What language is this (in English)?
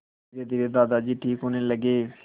Hindi